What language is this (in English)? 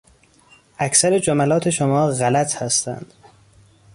Persian